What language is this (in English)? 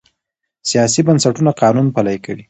Pashto